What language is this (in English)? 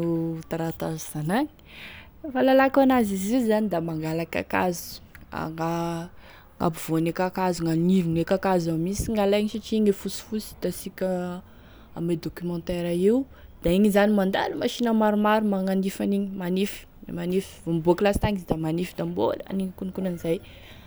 Tesaka Malagasy